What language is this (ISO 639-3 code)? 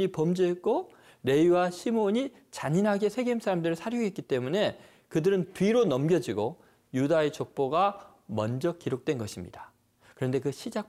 kor